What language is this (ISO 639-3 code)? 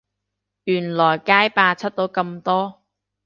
yue